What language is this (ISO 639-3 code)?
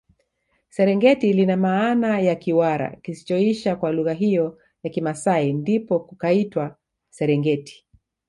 swa